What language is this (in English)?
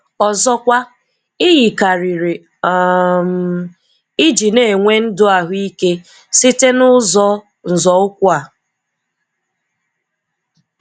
Igbo